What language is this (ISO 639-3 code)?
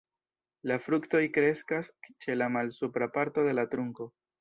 epo